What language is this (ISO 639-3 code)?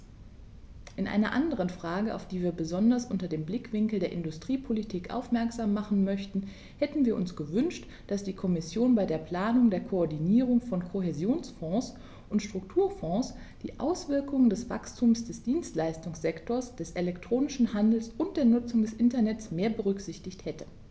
deu